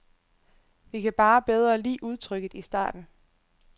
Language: Danish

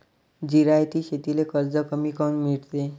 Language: Marathi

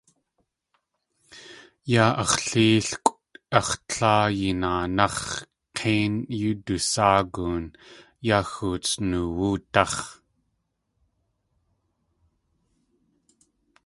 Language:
Tlingit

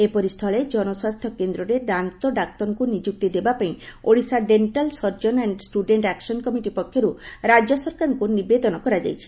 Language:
Odia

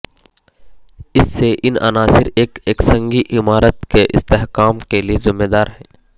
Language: Urdu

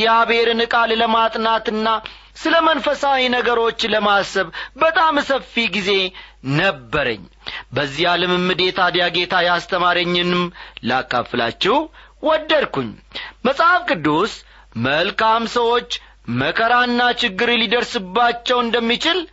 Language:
Amharic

